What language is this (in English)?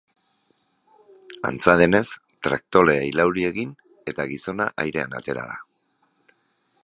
Basque